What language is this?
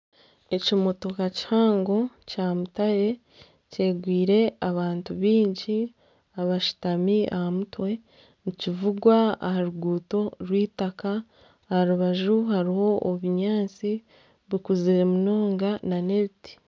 Nyankole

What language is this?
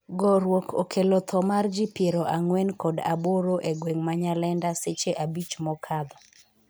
Luo (Kenya and Tanzania)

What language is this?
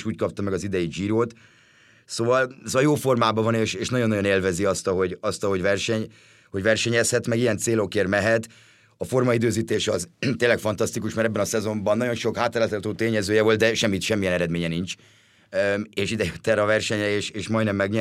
Hungarian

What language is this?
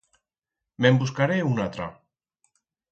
Aragonese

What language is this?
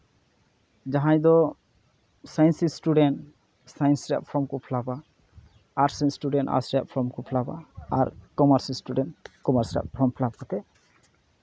Santali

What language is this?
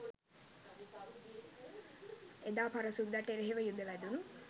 Sinhala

